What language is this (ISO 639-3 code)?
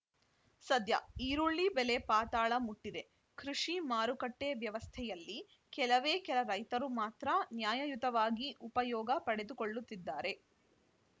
kan